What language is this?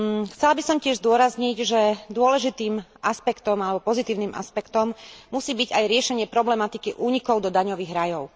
Slovak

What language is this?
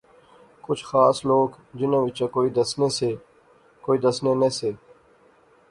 Pahari-Potwari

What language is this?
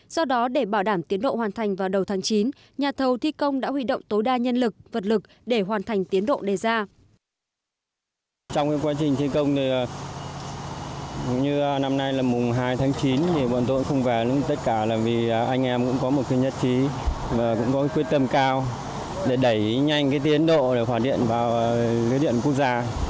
Vietnamese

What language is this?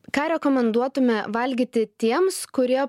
Lithuanian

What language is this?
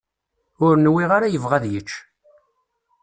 Kabyle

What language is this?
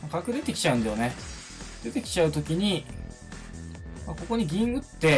Japanese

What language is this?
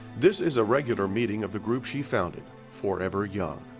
English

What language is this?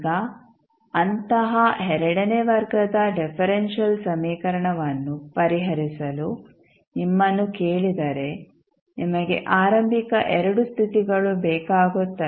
Kannada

